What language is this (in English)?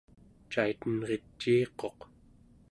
Central Yupik